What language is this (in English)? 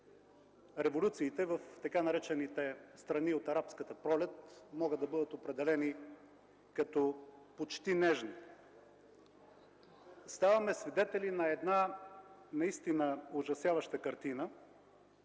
Bulgarian